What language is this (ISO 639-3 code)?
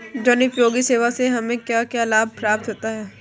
hin